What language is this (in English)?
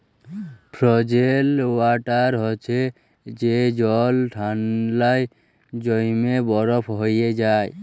Bangla